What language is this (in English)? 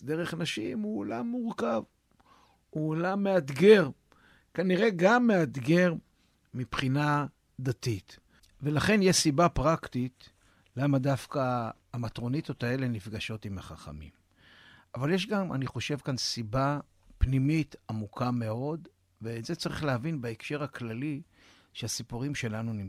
Hebrew